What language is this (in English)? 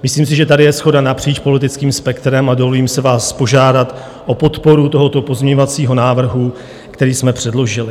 Czech